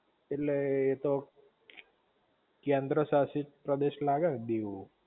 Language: Gujarati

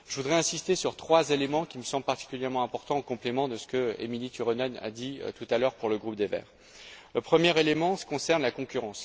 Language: French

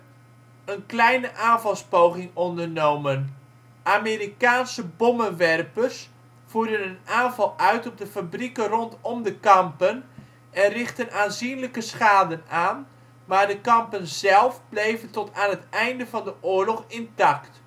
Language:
Dutch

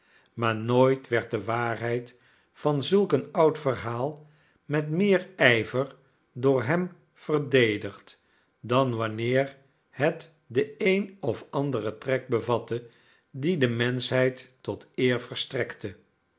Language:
Dutch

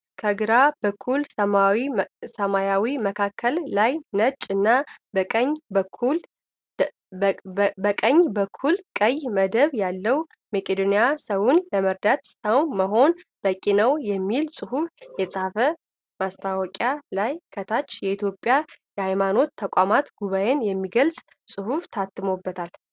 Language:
Amharic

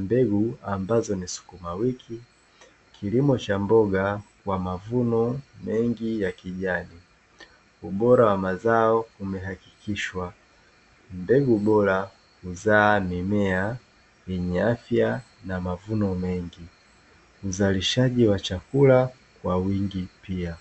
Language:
Swahili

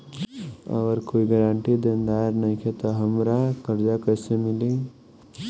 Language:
Bhojpuri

